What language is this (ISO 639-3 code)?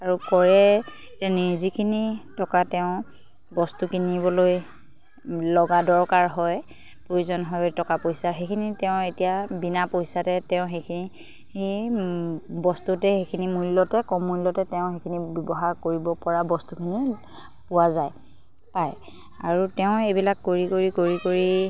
asm